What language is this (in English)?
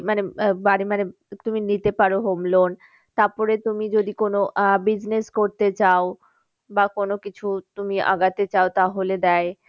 Bangla